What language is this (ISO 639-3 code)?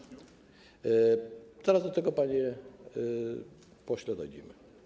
pol